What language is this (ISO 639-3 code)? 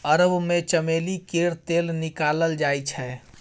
mai